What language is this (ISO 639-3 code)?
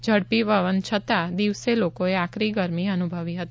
guj